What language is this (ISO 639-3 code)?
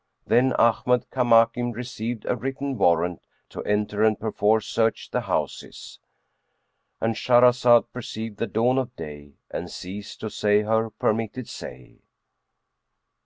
eng